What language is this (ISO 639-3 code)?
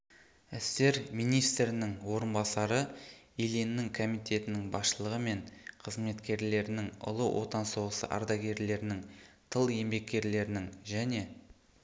kaz